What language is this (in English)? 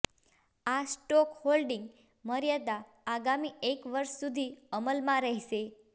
Gujarati